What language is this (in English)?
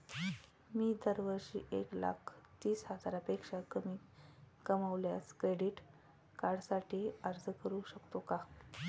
Marathi